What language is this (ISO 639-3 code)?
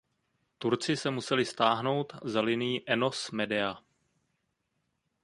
ces